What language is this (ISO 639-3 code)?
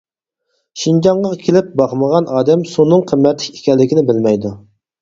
uig